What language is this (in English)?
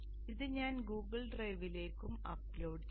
Malayalam